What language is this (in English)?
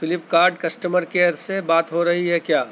Urdu